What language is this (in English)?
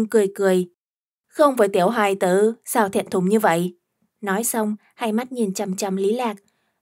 Vietnamese